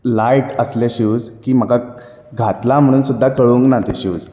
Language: Konkani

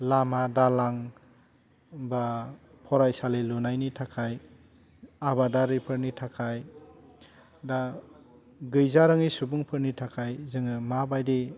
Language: Bodo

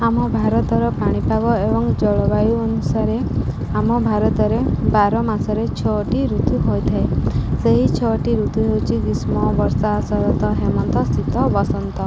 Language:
Odia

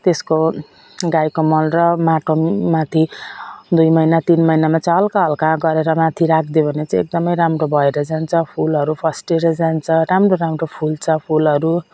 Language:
Nepali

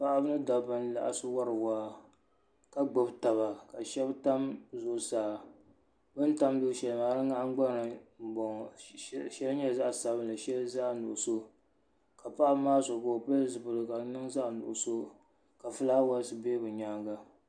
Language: Dagbani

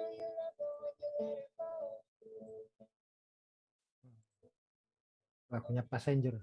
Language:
Indonesian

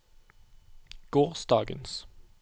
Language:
Norwegian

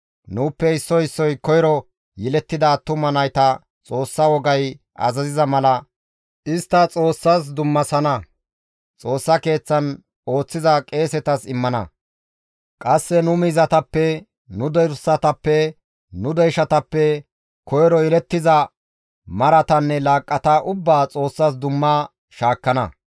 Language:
Gamo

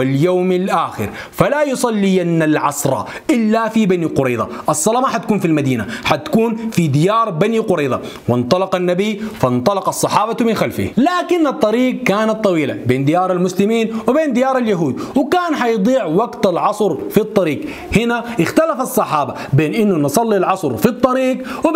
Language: Arabic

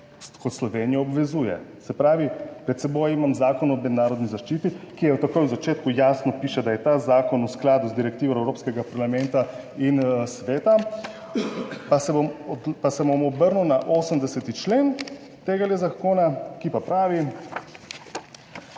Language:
Slovenian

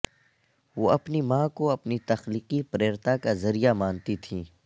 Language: Urdu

